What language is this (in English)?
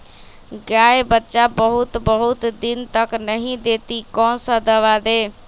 Magahi